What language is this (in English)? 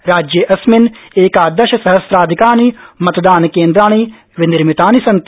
Sanskrit